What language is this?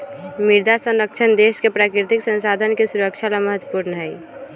Magahi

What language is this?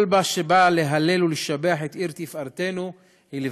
Hebrew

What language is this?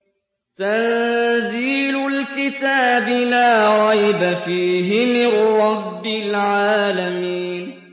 Arabic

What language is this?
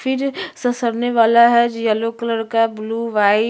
Hindi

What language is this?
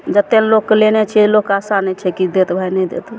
Maithili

